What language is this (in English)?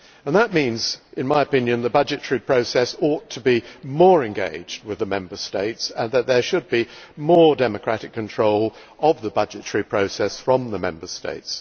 English